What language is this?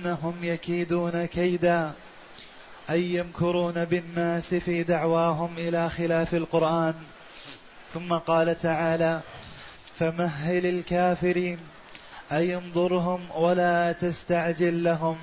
Arabic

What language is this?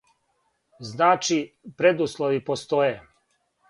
Serbian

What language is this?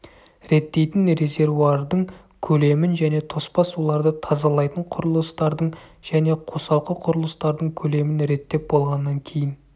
Kazakh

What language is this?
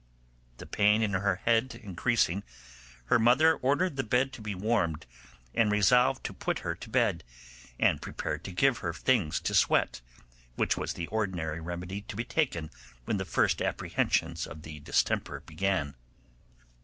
English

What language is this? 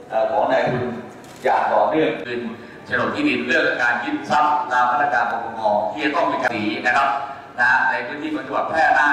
Thai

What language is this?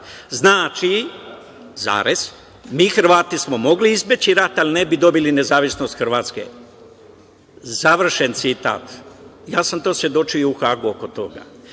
Serbian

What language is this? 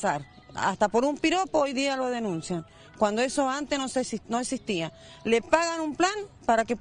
Spanish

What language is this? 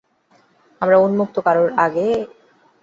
Bangla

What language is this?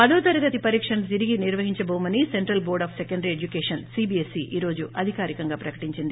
Telugu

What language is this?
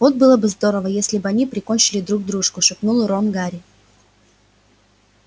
Russian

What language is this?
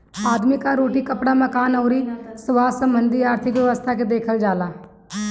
Bhojpuri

